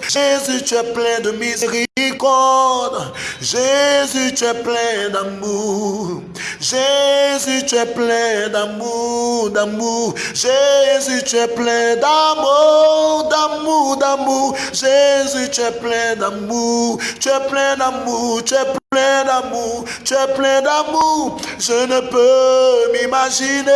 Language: French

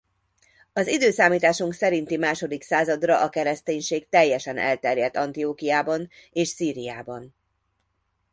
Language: Hungarian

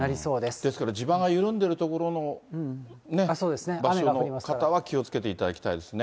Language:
Japanese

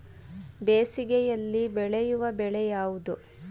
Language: Kannada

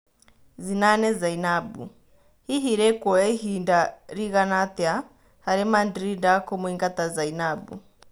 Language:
Kikuyu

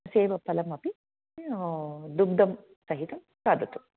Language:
Sanskrit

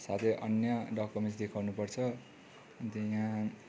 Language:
Nepali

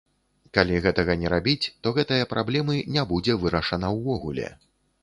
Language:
Belarusian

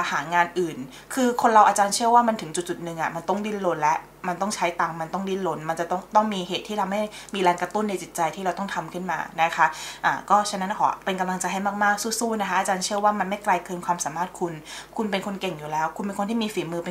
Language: Thai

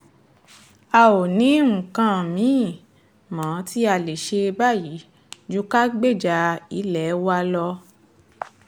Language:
Yoruba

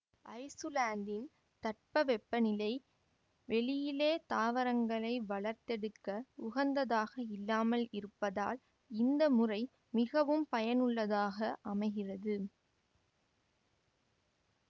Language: Tamil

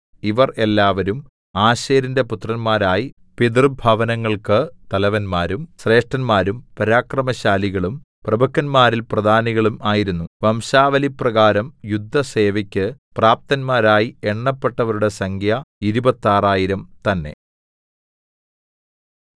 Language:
Malayalam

